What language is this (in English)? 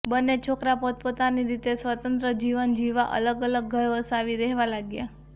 Gujarati